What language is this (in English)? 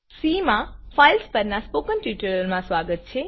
Gujarati